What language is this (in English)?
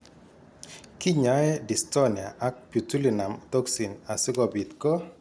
Kalenjin